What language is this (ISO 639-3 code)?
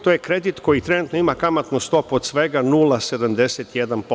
srp